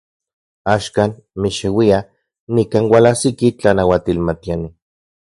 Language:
Central Puebla Nahuatl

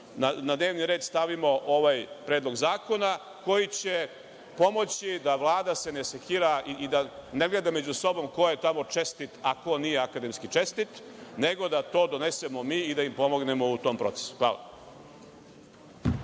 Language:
Serbian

